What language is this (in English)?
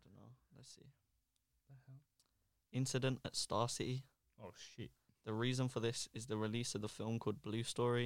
English